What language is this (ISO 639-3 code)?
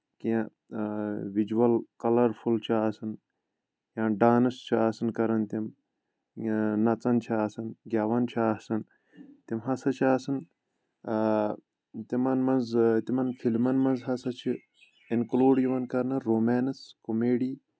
kas